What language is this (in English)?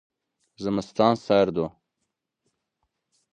Zaza